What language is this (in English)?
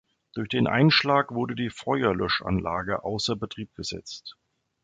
German